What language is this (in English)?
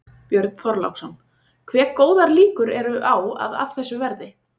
Icelandic